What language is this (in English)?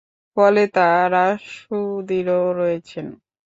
Bangla